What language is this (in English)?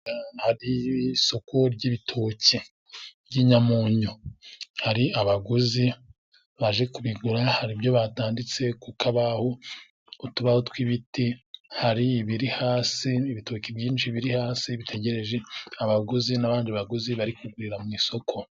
Kinyarwanda